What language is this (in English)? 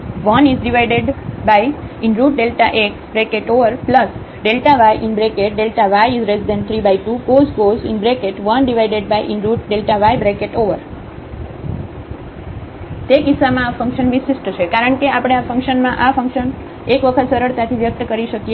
Gujarati